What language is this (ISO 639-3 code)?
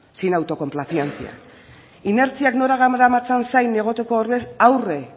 eus